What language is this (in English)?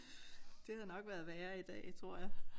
Danish